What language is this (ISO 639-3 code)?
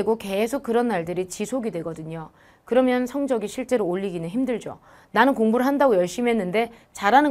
kor